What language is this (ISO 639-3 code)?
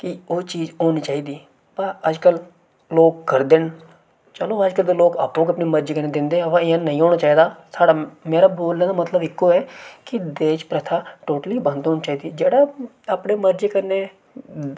doi